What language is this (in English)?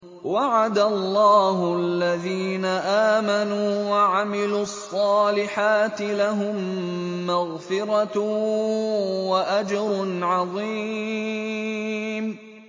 Arabic